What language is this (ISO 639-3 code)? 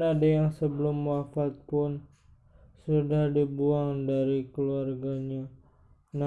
ind